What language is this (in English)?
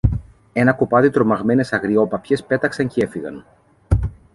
Greek